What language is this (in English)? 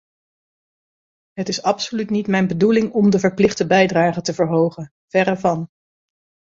Dutch